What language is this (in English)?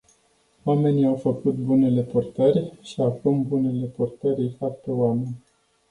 Romanian